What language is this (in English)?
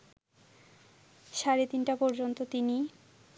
Bangla